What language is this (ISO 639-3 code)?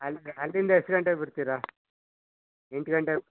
kan